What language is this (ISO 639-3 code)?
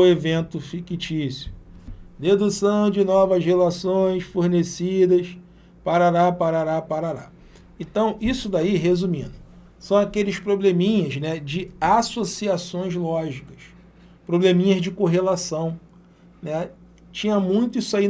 por